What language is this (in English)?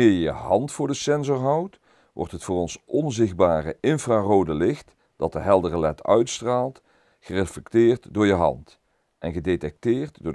Dutch